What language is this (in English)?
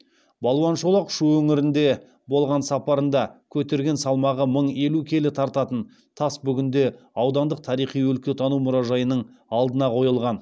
Kazakh